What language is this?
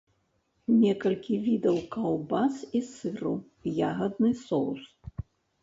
Belarusian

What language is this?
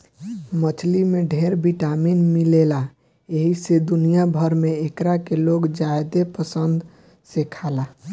Bhojpuri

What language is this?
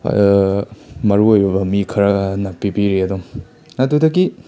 Manipuri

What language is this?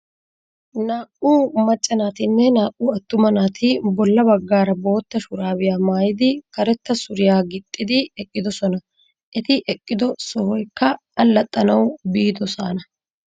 Wolaytta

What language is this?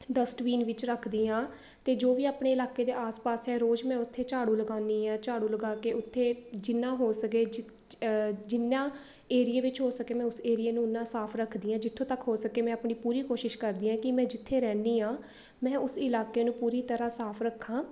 Punjabi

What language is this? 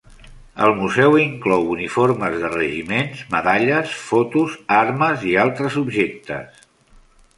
Catalan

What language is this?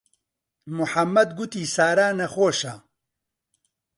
Central Kurdish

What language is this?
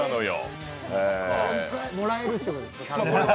Japanese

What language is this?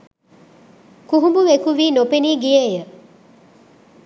Sinhala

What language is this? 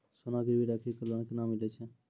Maithili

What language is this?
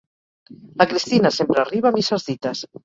Catalan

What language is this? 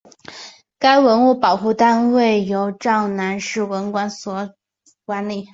Chinese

